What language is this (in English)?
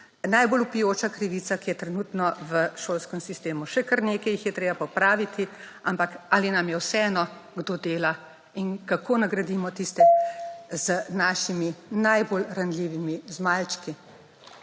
Slovenian